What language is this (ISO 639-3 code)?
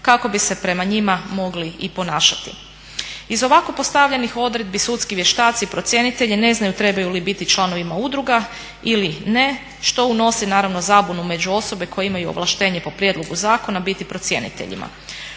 hrv